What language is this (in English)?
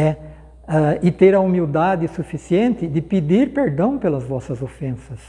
Portuguese